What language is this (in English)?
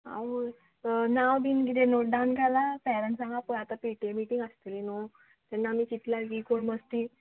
Konkani